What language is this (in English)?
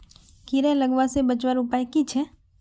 Magahi